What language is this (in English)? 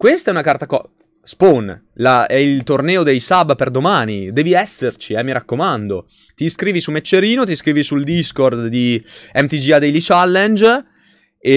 Italian